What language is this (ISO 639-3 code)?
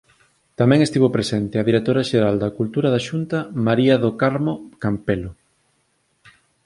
glg